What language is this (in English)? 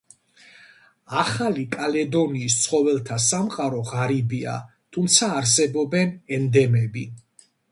Georgian